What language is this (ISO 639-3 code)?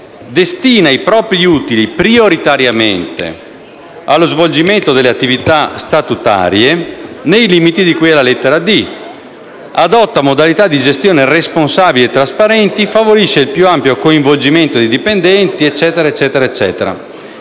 ita